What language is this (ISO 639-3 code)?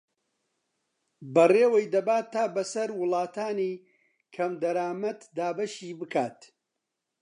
ckb